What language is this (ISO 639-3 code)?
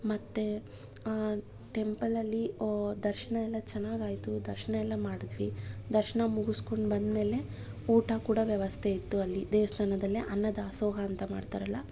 kan